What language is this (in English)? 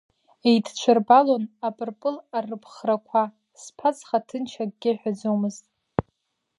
Abkhazian